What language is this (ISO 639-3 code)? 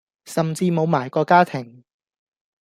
yue